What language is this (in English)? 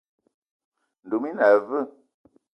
Eton (Cameroon)